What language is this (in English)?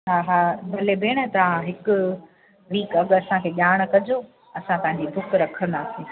Sindhi